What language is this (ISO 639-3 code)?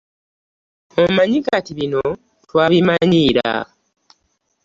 lug